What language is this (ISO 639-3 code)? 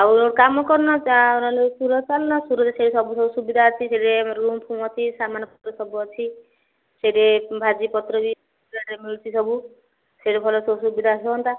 ori